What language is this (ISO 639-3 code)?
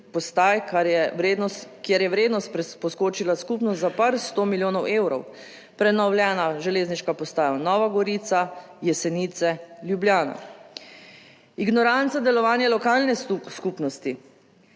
slv